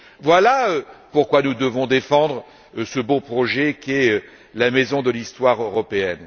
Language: French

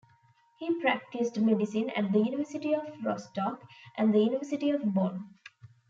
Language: English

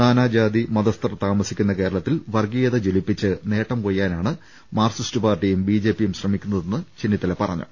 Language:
Malayalam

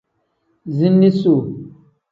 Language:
Tem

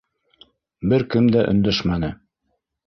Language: Bashkir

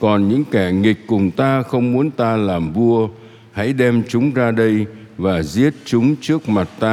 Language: Vietnamese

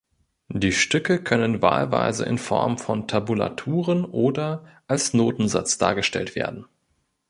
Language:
German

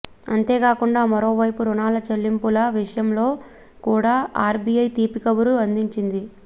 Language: Telugu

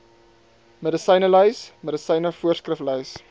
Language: Afrikaans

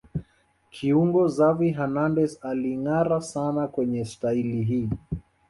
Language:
Swahili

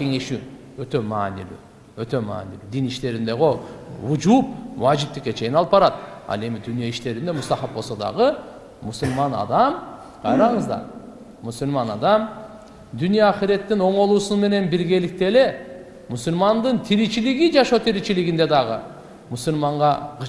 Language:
Turkish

